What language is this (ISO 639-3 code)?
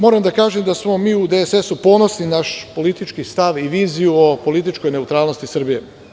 srp